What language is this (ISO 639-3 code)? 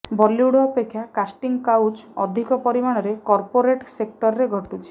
ori